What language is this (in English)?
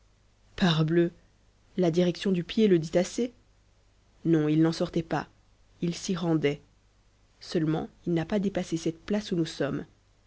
French